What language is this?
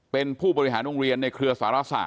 Thai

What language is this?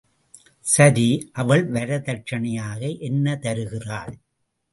Tamil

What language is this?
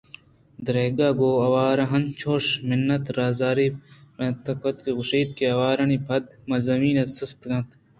Eastern Balochi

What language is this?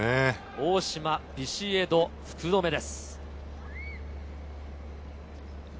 Japanese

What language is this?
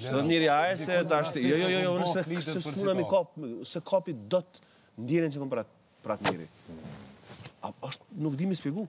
Romanian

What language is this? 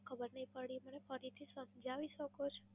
Gujarati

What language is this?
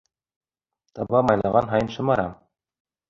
Bashkir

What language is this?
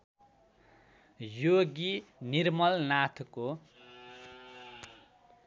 Nepali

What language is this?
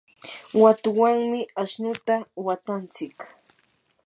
Yanahuanca Pasco Quechua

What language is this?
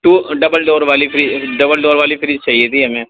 Urdu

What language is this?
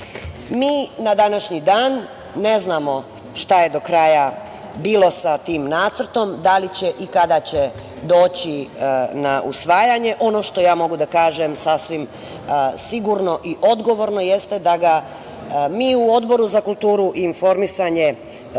Serbian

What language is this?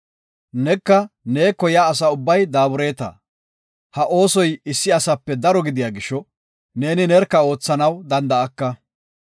Gofa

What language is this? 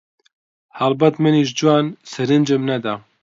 Central Kurdish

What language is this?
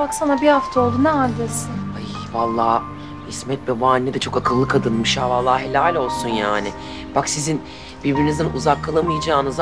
Turkish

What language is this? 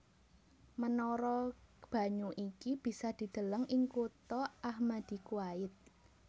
Javanese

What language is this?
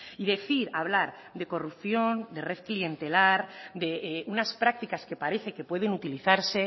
Spanish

